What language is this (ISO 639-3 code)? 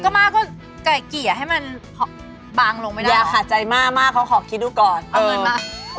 tha